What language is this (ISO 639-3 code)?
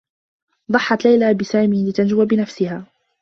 ara